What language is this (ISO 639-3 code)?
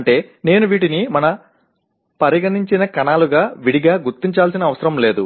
tel